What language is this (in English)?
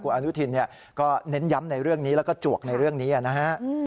Thai